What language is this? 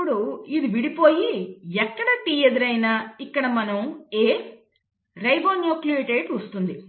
Telugu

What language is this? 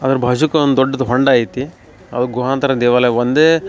Kannada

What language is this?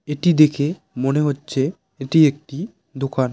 Bangla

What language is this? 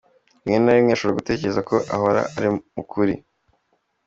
Kinyarwanda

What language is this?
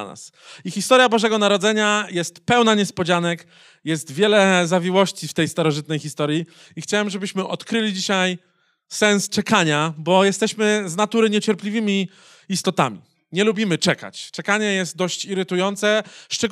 Polish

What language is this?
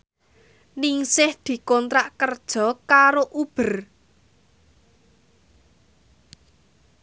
Javanese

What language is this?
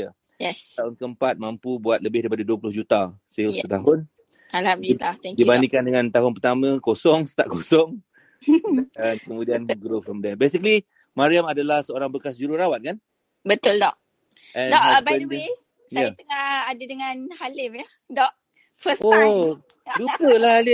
Malay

